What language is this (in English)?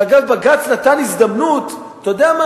Hebrew